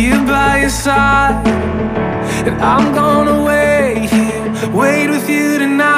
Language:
French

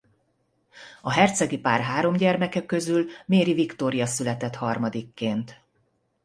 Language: Hungarian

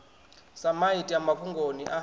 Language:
Venda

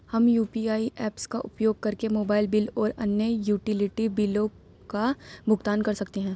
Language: Hindi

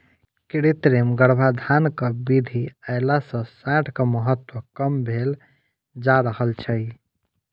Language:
Maithili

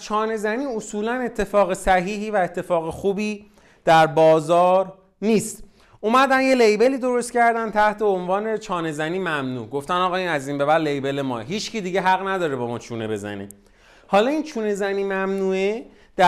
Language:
Persian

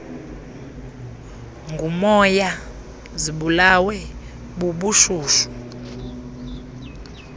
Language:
Xhosa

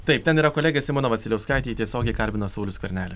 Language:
Lithuanian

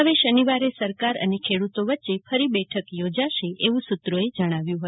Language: Gujarati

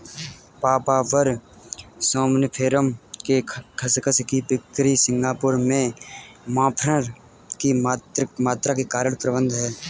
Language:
Hindi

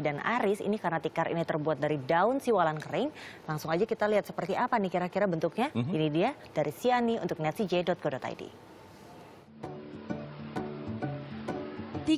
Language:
Indonesian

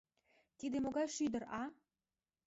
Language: Mari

